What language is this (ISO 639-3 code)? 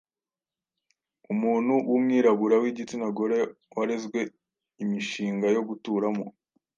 kin